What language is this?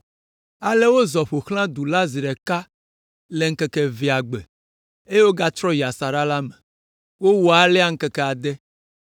Ewe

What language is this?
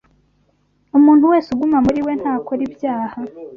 Kinyarwanda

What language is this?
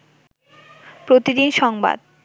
Bangla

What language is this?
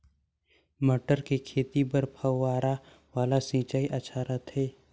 Chhattisgarhi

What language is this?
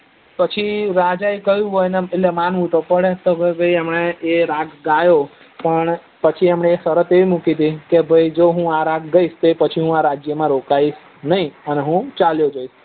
Gujarati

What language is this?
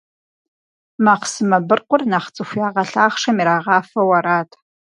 Kabardian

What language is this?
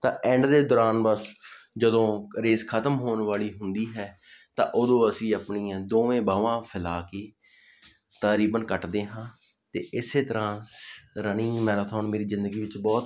Punjabi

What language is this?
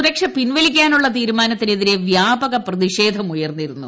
Malayalam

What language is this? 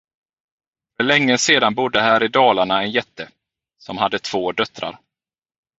Swedish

